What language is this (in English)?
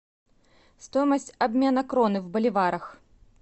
Russian